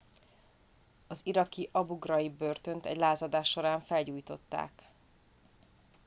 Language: Hungarian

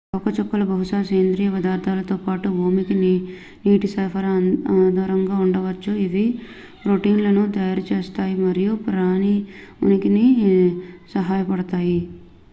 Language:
Telugu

